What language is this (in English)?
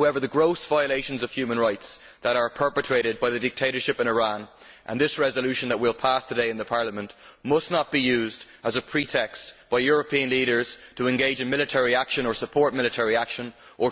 English